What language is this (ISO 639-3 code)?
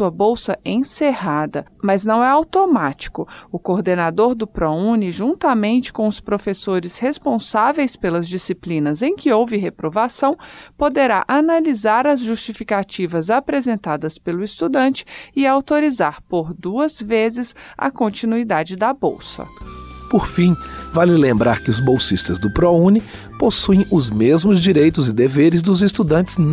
por